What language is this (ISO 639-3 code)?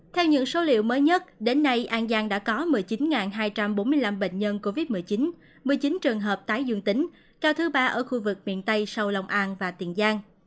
vie